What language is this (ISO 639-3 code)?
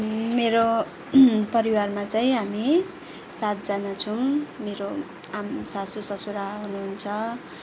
nep